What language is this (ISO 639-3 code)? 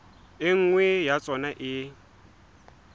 sot